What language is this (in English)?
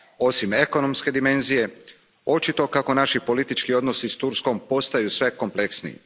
Croatian